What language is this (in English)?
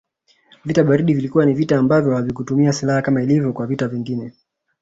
Swahili